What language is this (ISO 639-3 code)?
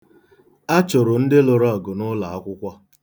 ibo